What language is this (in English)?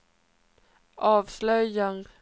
Swedish